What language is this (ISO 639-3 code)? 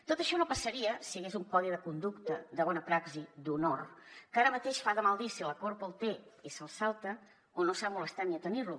cat